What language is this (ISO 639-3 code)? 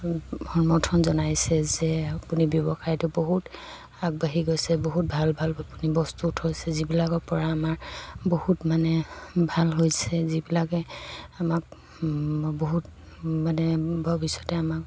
asm